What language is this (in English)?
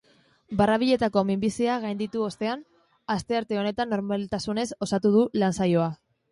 Basque